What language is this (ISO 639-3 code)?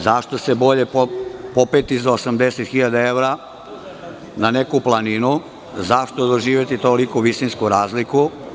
srp